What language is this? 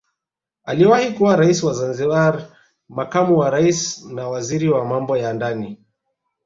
Swahili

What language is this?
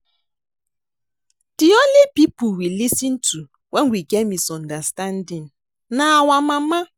Nigerian Pidgin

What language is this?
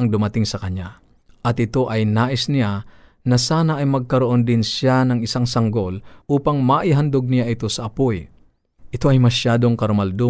Filipino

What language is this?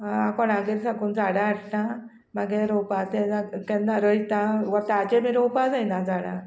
Konkani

